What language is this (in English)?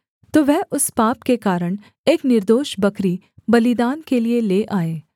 Hindi